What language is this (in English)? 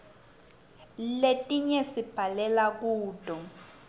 Swati